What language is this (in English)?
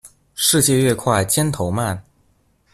Chinese